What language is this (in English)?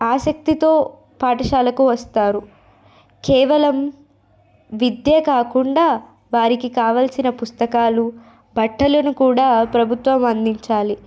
Telugu